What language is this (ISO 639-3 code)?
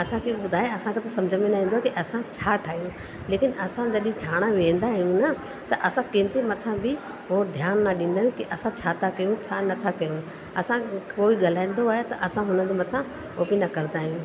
snd